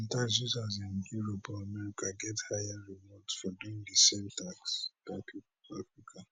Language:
Nigerian Pidgin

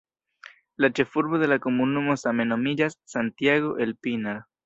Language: Esperanto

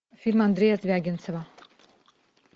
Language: Russian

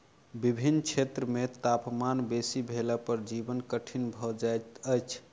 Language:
Maithili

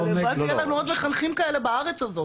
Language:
Hebrew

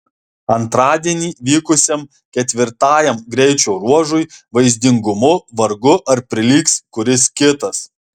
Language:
Lithuanian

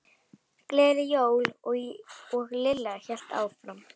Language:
Icelandic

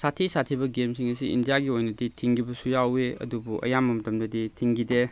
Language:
Manipuri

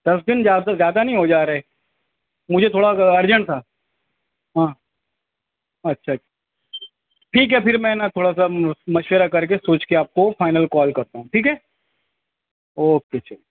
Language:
Urdu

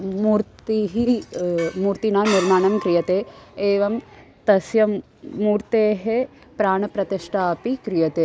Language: Sanskrit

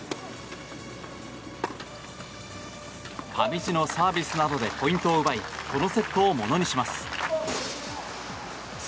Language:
Japanese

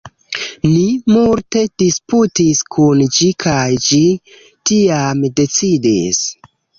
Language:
Esperanto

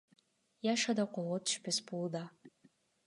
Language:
Kyrgyz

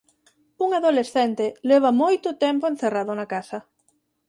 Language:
Galician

